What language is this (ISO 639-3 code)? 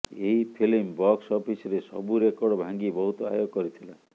ori